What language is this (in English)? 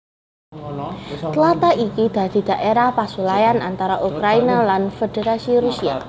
Javanese